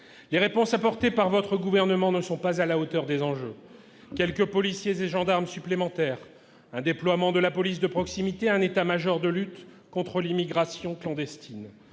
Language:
French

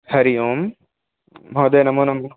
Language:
Sanskrit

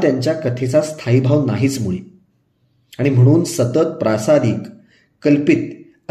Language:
Marathi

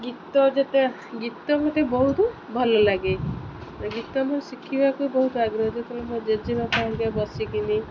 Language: Odia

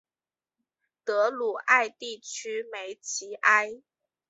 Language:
Chinese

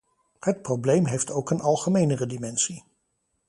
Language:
Dutch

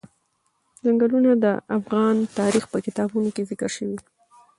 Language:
Pashto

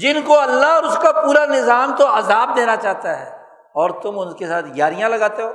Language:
Urdu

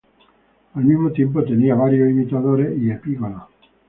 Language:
Spanish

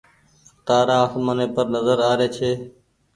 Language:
Goaria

